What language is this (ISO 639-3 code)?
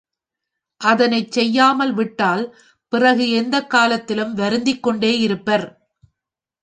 tam